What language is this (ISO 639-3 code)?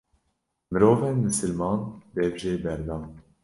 kur